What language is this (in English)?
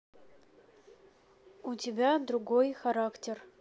Russian